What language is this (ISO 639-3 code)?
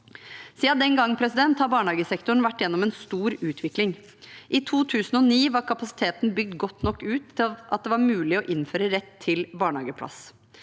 nor